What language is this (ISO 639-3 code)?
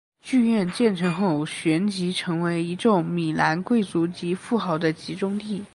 zho